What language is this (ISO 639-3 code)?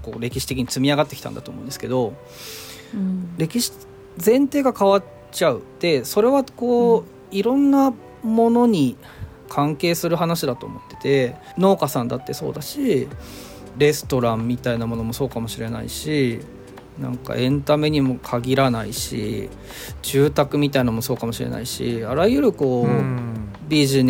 jpn